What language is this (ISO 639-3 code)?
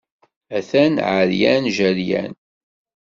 kab